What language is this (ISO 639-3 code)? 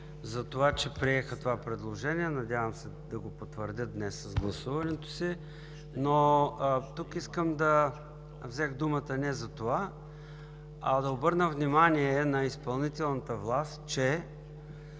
bul